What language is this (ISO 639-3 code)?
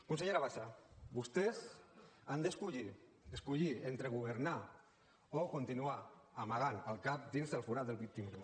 cat